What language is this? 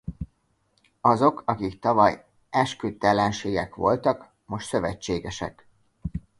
Hungarian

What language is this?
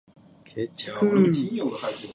Japanese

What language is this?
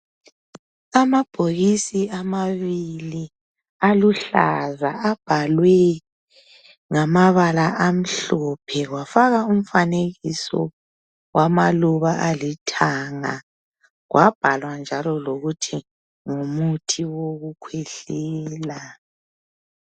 North Ndebele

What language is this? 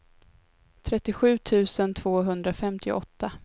Swedish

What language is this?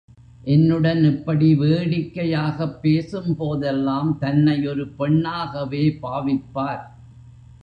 Tamil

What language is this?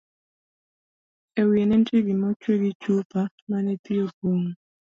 Luo (Kenya and Tanzania)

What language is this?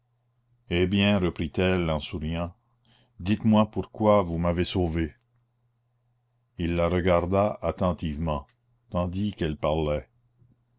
French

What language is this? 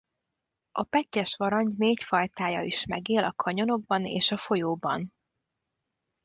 Hungarian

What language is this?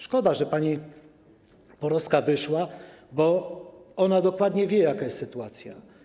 Polish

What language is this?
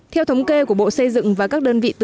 Vietnamese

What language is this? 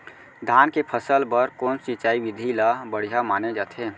Chhattisgarhi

